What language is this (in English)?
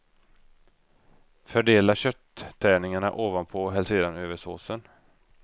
Swedish